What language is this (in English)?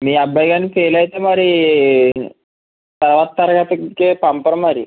Telugu